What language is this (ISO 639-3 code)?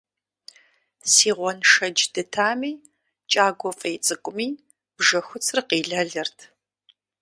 kbd